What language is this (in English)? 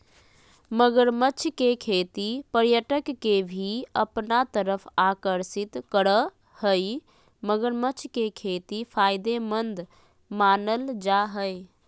Magahi